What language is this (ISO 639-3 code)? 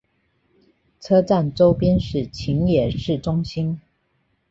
zho